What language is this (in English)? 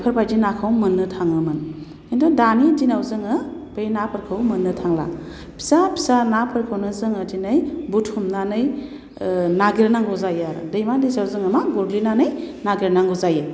Bodo